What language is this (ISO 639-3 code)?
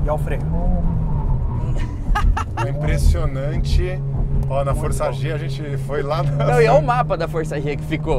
por